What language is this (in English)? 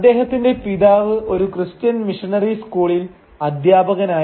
Malayalam